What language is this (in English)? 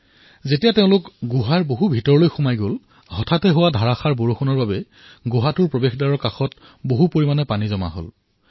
Assamese